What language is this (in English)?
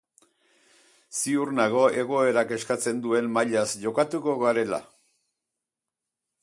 Basque